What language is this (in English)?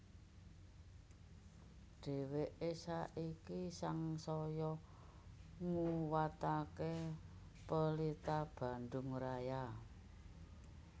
Javanese